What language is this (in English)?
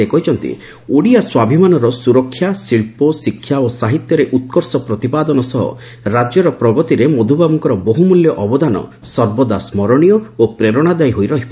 Odia